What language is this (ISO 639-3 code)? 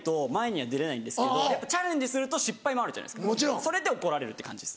jpn